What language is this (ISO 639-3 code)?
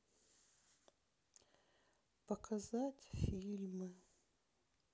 rus